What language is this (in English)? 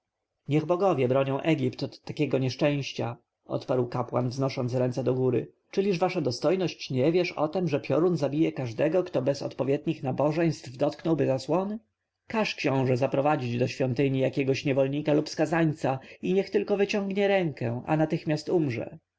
Polish